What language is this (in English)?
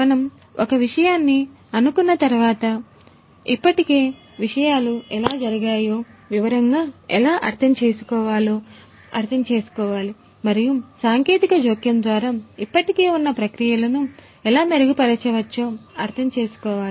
Telugu